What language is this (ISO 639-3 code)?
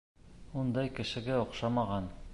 bak